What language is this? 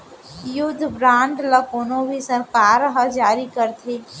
Chhattisgarhi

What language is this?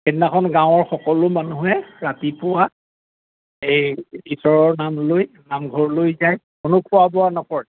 Assamese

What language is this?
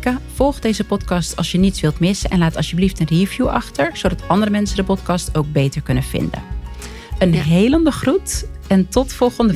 Dutch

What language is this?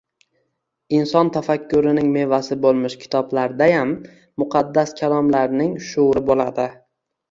Uzbek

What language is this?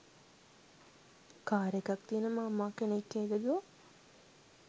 Sinhala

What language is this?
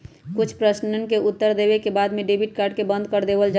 Magahi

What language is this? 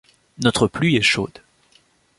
French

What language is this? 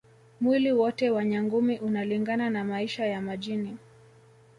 Swahili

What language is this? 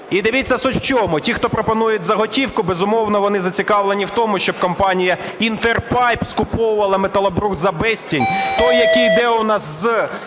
Ukrainian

